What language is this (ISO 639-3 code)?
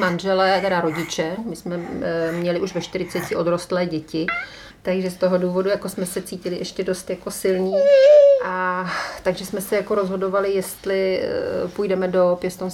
ces